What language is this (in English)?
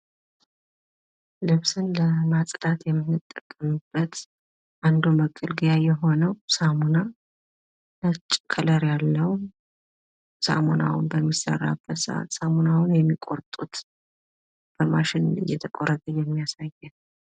Amharic